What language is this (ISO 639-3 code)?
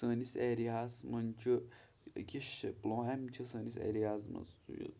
kas